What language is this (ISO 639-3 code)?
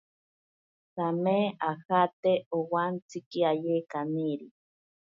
prq